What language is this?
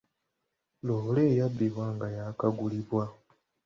Ganda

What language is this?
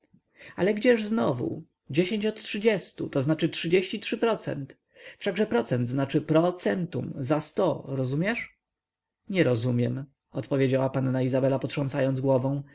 Polish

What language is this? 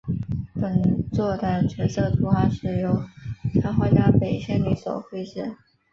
Chinese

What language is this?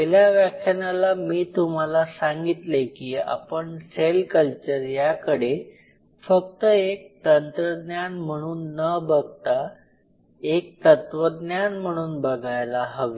Marathi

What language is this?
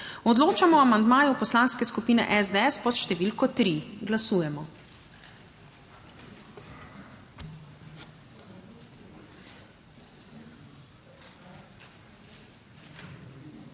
Slovenian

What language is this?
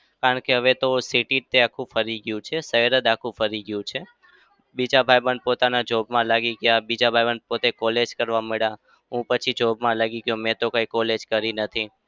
Gujarati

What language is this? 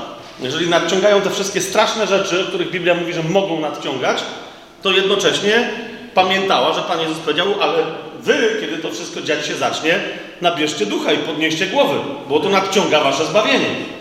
Polish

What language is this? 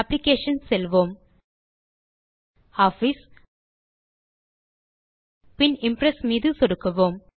Tamil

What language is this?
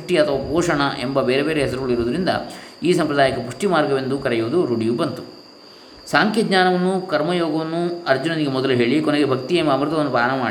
Kannada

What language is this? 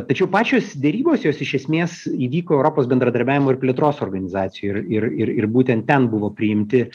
Lithuanian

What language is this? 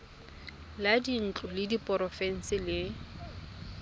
Tswana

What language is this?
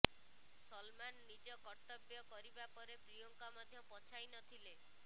Odia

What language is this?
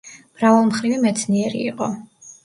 Georgian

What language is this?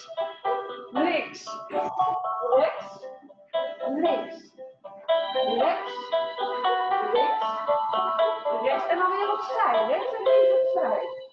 Dutch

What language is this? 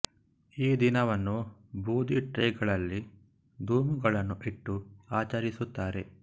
Kannada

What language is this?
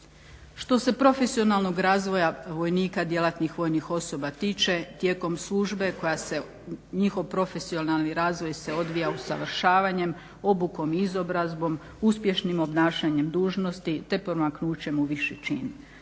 Croatian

